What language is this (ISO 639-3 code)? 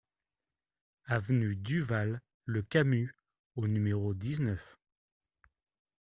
fra